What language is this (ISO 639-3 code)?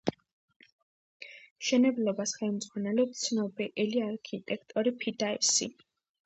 kat